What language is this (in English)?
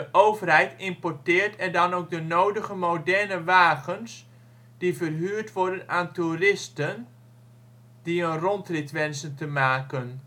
Dutch